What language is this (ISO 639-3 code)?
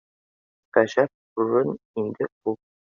bak